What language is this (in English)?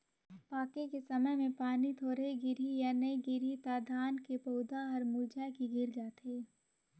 Chhattisgarhi